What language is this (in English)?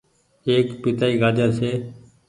Goaria